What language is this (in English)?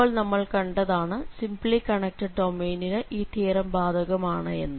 Malayalam